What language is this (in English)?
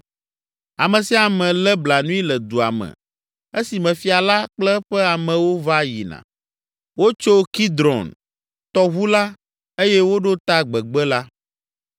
Ewe